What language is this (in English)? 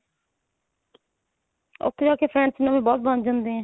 Punjabi